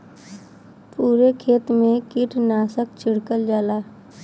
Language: Bhojpuri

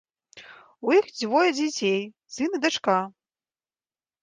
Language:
Belarusian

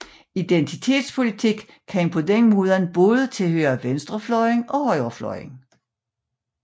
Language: Danish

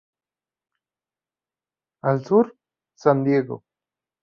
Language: Spanish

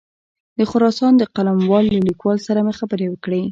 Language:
Pashto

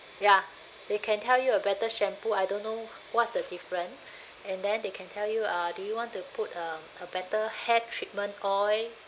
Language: English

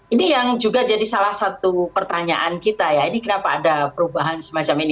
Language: Indonesian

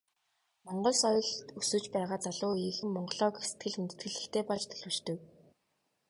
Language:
Mongolian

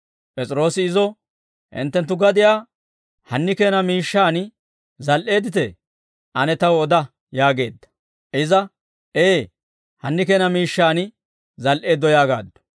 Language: Dawro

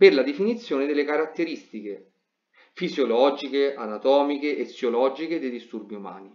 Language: Italian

